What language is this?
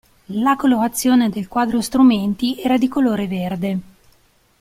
Italian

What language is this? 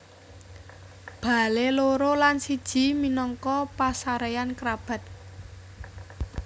Javanese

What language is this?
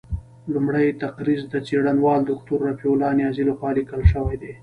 Pashto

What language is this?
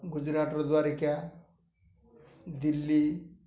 Odia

